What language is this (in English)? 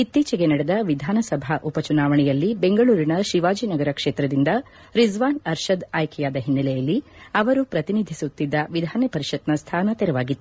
Kannada